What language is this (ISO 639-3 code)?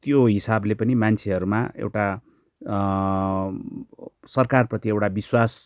nep